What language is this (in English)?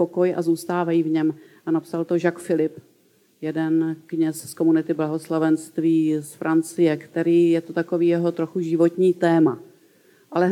Czech